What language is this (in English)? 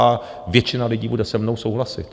Czech